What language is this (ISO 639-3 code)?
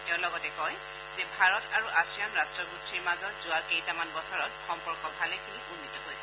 asm